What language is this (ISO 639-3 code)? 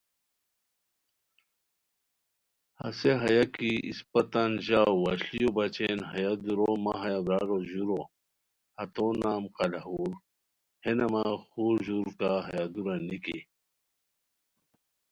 khw